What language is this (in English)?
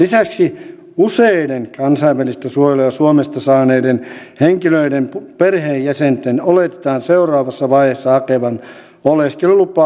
Finnish